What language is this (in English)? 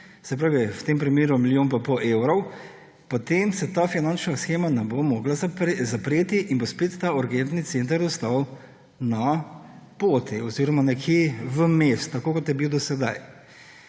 Slovenian